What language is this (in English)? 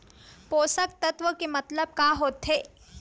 Chhattisgarhi